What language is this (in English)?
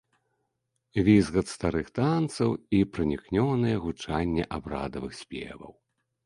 Belarusian